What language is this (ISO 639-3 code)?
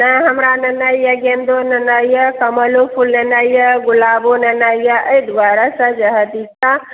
mai